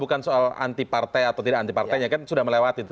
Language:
Indonesian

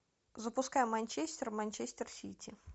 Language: Russian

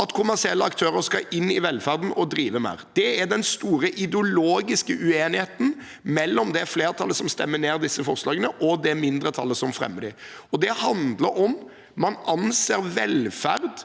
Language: Norwegian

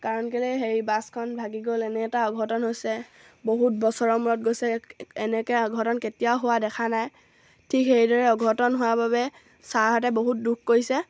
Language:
Assamese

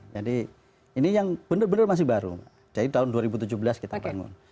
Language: Indonesian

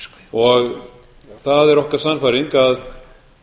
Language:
Icelandic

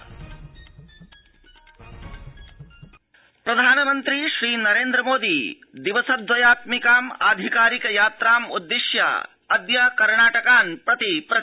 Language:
Sanskrit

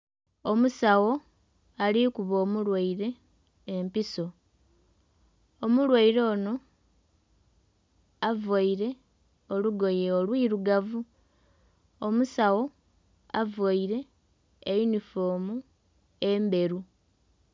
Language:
Soga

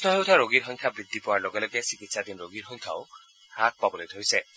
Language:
Assamese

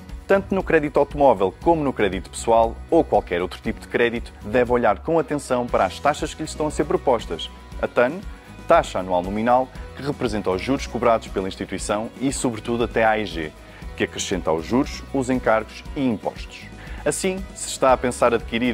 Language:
Portuguese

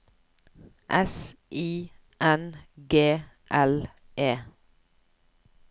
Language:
Norwegian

